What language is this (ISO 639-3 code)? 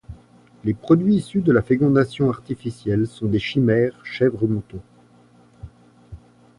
fra